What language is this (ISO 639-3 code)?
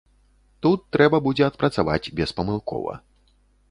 bel